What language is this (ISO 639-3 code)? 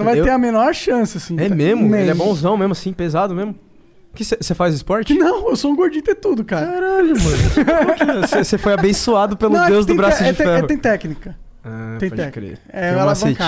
por